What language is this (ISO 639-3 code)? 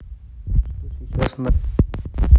rus